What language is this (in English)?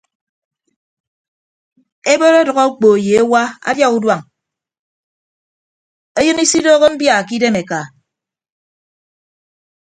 Ibibio